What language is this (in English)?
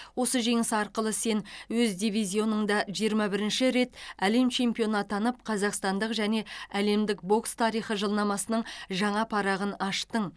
Kazakh